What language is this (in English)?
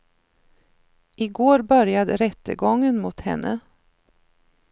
Swedish